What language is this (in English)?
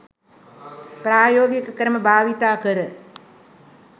Sinhala